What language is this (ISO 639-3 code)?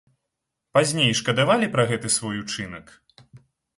bel